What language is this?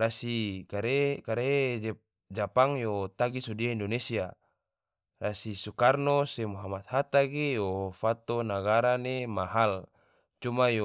Tidore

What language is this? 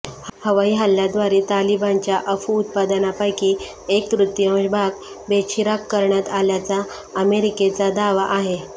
Marathi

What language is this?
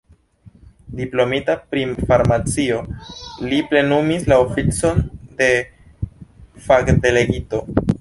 Esperanto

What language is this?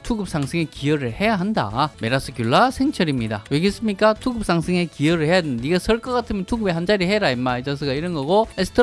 Korean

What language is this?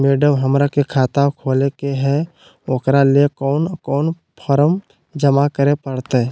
Magahi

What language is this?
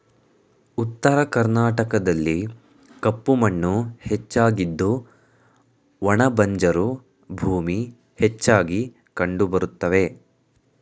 Kannada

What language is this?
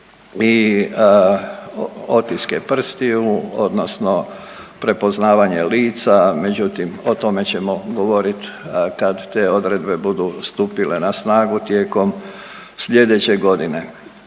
Croatian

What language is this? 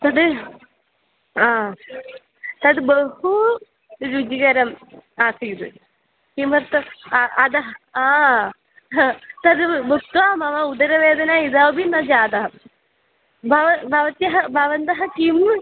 Sanskrit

